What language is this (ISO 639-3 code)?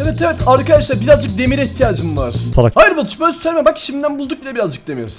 tur